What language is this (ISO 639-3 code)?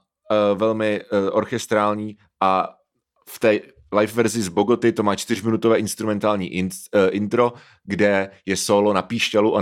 ces